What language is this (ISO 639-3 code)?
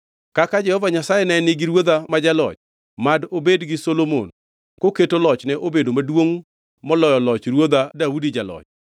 luo